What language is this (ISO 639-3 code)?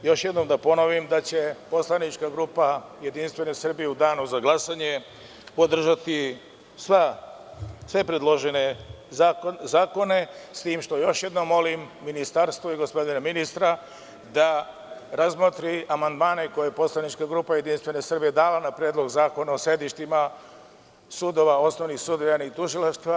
srp